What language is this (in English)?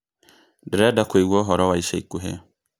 Kikuyu